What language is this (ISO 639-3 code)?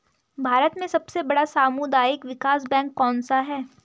hin